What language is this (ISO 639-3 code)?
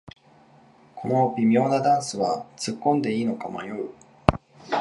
jpn